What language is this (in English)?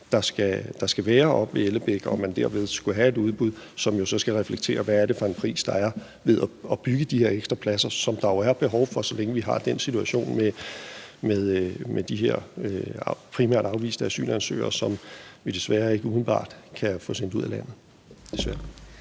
Danish